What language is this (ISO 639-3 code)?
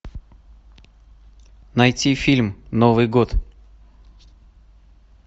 rus